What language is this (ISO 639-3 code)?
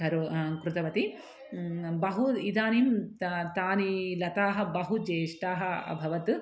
san